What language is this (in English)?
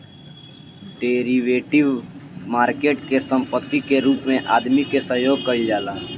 Bhojpuri